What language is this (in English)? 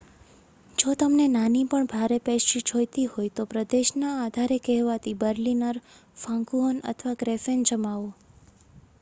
Gujarati